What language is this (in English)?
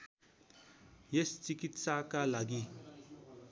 Nepali